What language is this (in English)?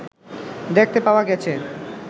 Bangla